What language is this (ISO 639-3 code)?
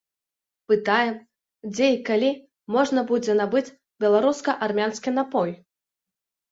bel